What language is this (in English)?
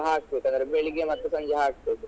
Kannada